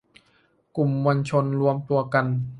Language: Thai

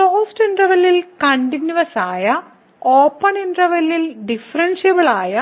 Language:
Malayalam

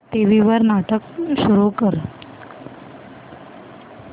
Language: Marathi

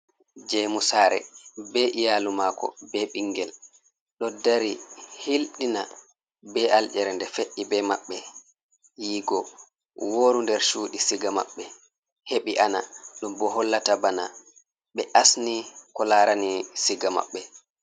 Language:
Fula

